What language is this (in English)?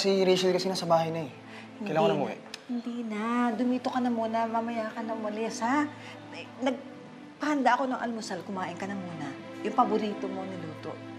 Filipino